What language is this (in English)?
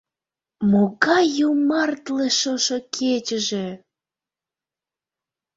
Mari